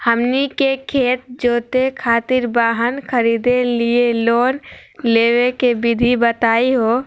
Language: Magahi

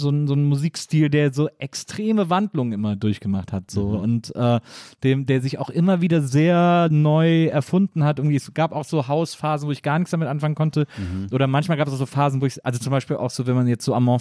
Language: German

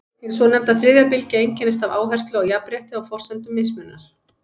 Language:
Icelandic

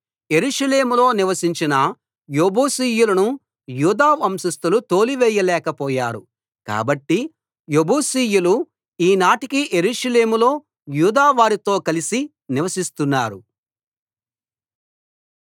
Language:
Telugu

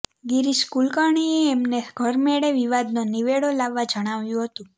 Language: Gujarati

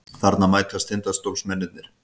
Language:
Icelandic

